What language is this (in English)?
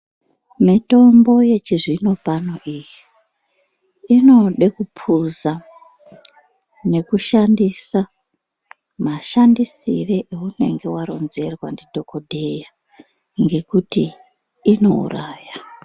Ndau